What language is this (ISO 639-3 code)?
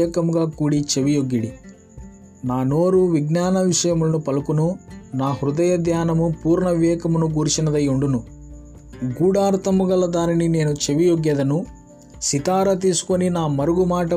tel